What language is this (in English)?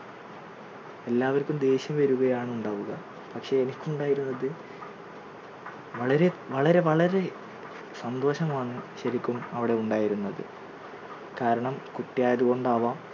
Malayalam